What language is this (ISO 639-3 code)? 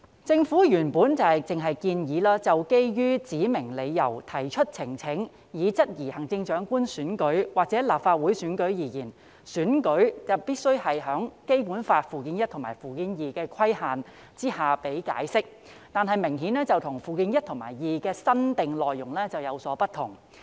yue